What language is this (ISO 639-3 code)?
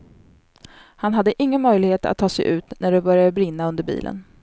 swe